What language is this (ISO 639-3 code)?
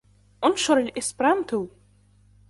ara